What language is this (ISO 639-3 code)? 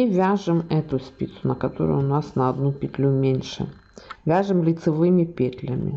rus